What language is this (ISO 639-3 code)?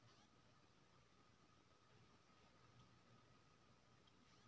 mai